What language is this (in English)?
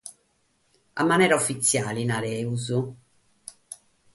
Sardinian